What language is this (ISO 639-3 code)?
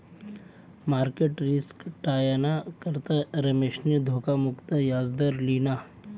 mar